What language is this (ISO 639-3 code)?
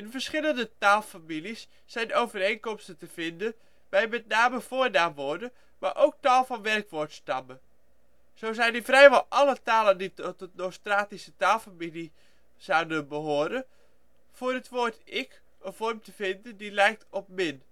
nld